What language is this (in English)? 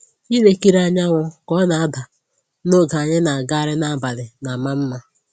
Igbo